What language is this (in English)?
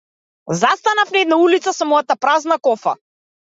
Macedonian